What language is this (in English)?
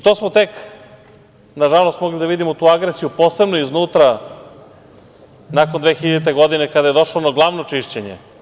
Serbian